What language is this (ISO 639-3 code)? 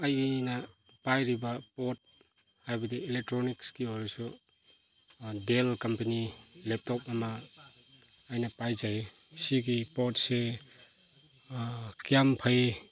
mni